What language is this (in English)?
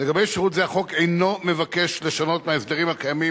Hebrew